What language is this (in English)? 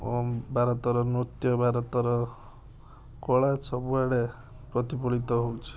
Odia